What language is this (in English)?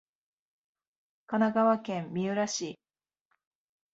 Japanese